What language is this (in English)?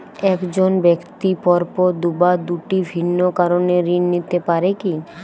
Bangla